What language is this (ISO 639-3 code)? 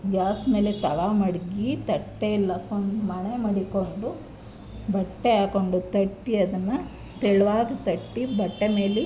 kan